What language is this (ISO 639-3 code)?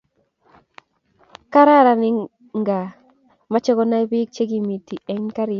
kln